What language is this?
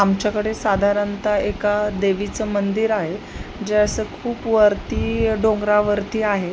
Marathi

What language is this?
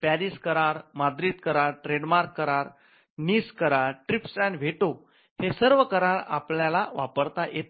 Marathi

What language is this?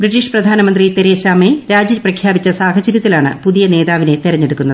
Malayalam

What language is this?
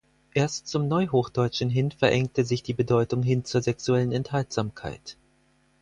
German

